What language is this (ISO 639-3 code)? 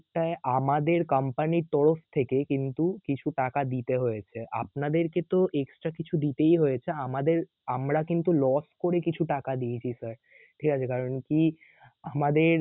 ben